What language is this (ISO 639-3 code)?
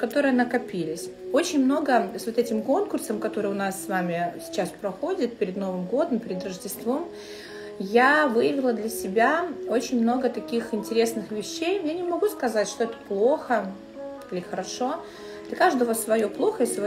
rus